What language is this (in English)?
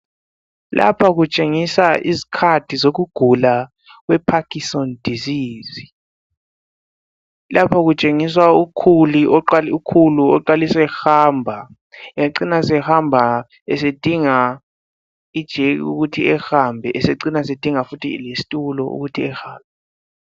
North Ndebele